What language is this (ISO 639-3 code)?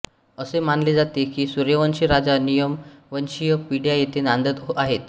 mar